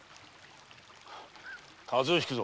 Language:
Japanese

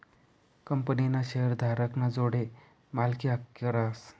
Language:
Marathi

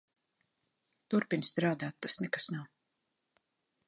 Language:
Latvian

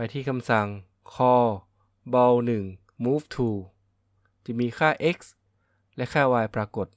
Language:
Thai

